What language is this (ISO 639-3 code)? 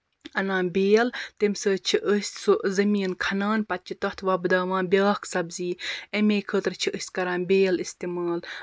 kas